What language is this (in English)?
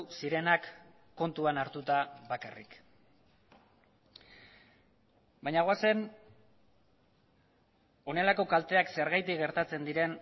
Basque